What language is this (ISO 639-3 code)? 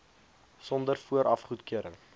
afr